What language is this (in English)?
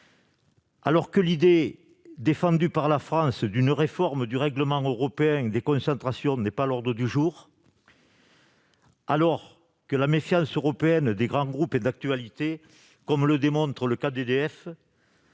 French